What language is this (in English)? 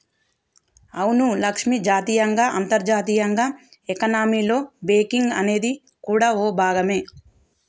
Telugu